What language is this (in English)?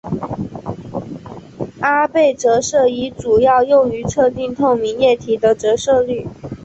Chinese